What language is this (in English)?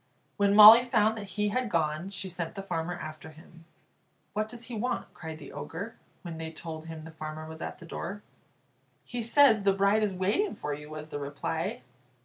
English